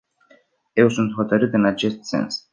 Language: Romanian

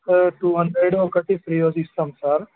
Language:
Telugu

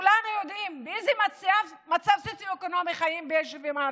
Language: Hebrew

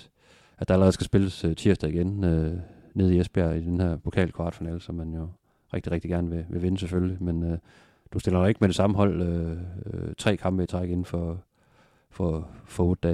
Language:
Danish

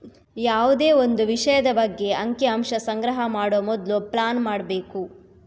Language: Kannada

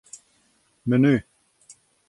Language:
Western Frisian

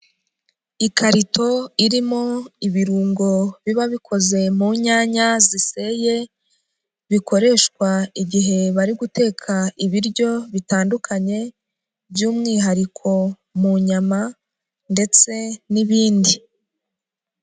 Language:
Kinyarwanda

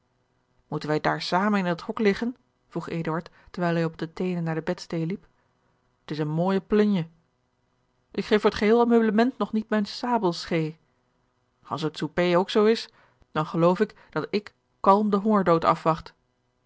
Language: Dutch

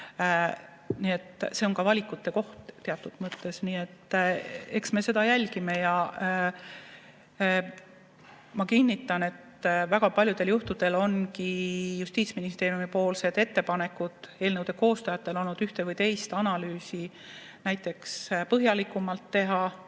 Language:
Estonian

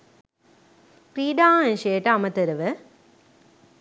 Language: Sinhala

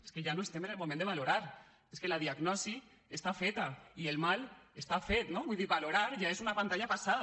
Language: Catalan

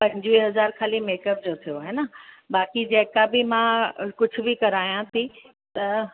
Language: Sindhi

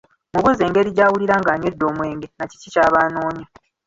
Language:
Ganda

